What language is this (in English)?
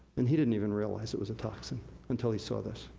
English